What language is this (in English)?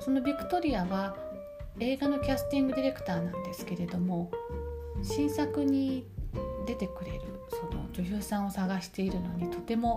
Japanese